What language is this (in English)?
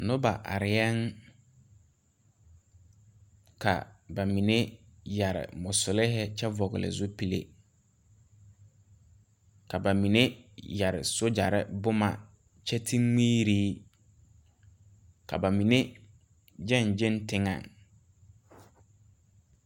Southern Dagaare